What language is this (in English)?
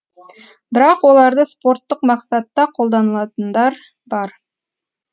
Kazakh